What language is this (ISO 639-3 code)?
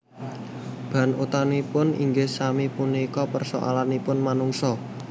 jav